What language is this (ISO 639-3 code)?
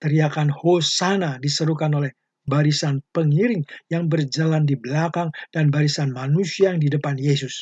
ind